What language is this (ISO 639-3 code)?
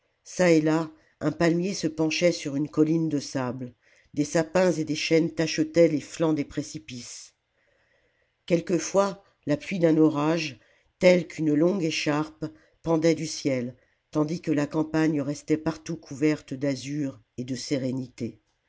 fra